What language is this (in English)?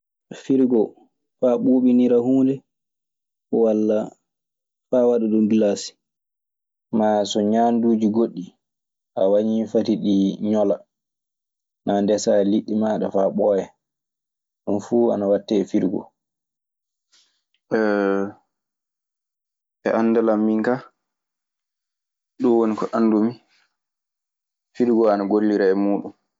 Maasina Fulfulde